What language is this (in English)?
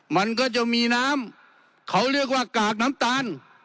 Thai